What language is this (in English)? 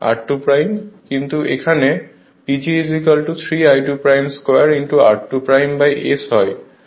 Bangla